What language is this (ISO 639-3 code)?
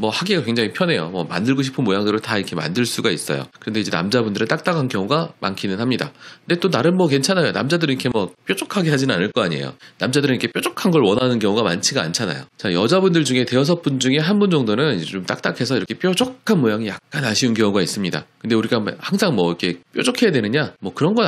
kor